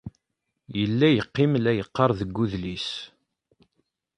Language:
Kabyle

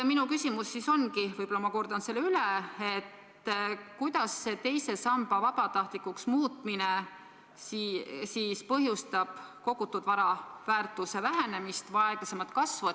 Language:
Estonian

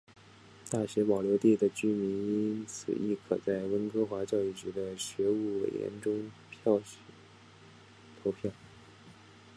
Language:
Chinese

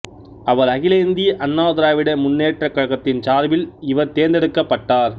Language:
Tamil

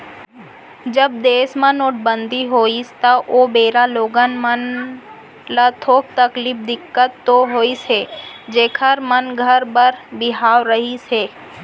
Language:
Chhattisgarhi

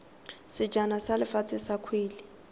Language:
Tswana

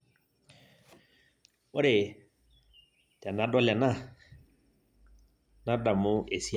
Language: Masai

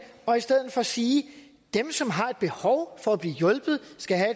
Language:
Danish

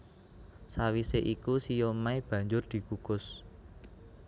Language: Javanese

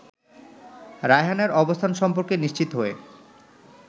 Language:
Bangla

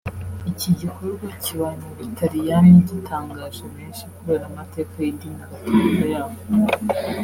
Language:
Kinyarwanda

